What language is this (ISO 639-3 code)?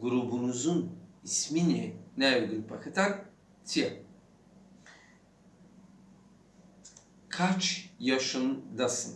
tur